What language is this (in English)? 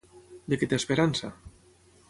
Catalan